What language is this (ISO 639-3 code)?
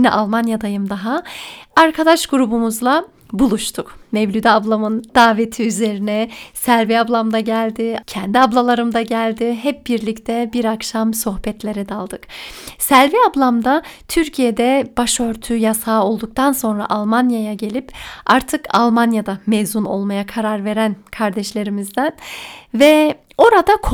tur